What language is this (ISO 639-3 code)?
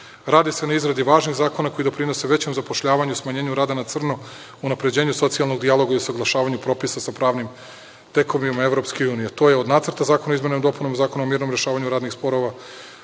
srp